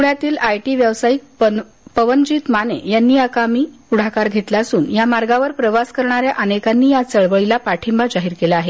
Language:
Marathi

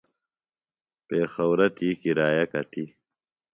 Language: Phalura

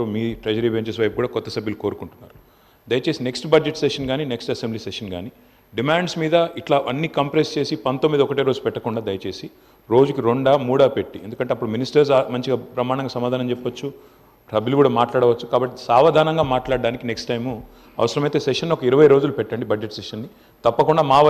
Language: Telugu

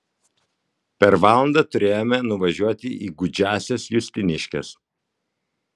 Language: Lithuanian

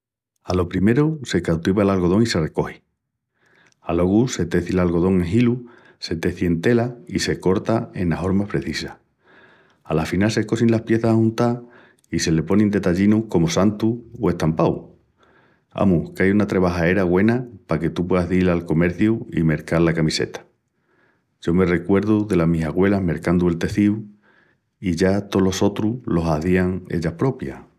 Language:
Extremaduran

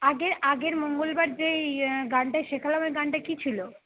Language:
Bangla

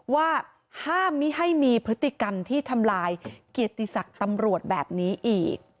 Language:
Thai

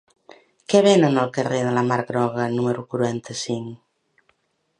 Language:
Catalan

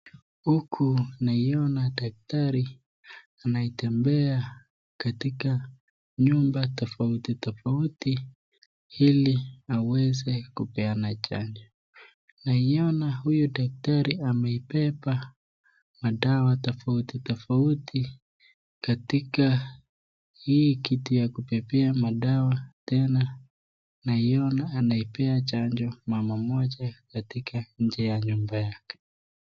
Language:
Swahili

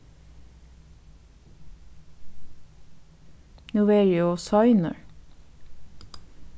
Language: Faroese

